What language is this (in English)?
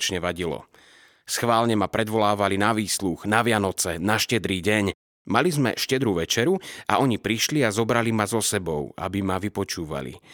Slovak